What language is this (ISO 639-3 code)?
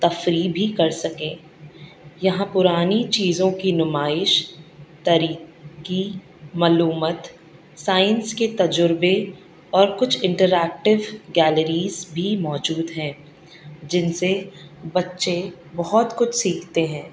urd